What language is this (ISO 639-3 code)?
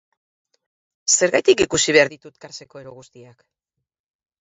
eus